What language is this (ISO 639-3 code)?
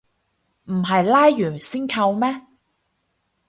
yue